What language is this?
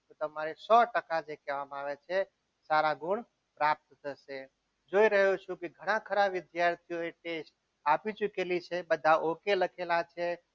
Gujarati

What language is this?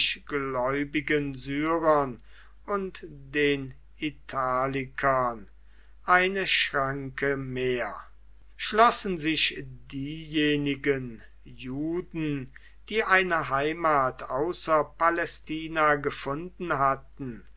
German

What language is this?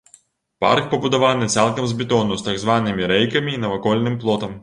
Belarusian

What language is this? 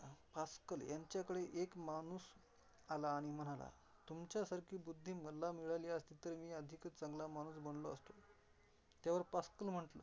Marathi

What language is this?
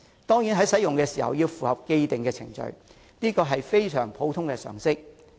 Cantonese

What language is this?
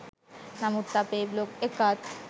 Sinhala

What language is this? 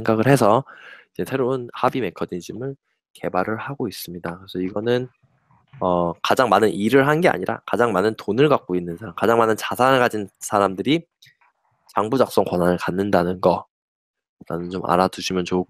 Korean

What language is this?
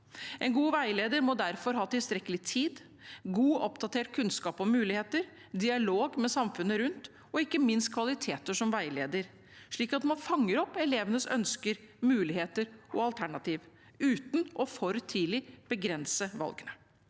Norwegian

